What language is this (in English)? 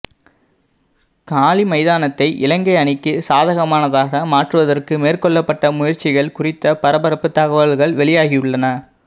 Tamil